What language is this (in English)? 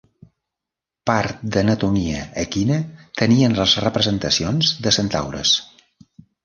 Catalan